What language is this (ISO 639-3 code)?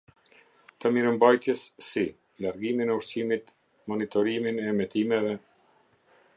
sqi